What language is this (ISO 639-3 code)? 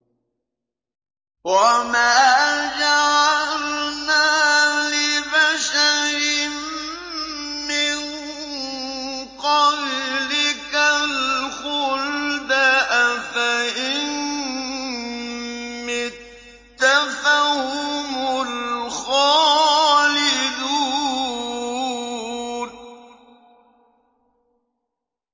ara